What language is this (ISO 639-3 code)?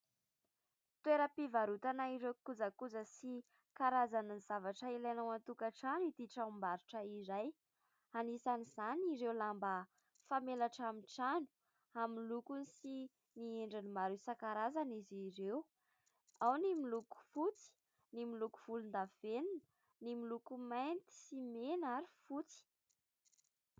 mlg